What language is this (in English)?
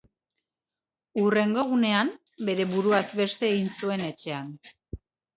Basque